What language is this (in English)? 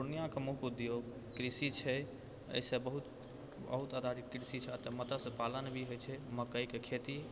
Maithili